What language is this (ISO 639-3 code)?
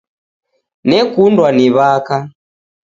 dav